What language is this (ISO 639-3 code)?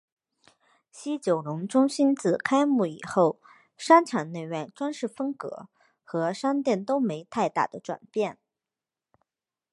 zho